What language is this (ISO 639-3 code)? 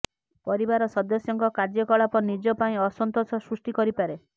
ori